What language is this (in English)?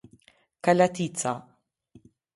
Albanian